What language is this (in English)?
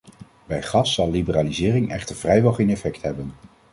Dutch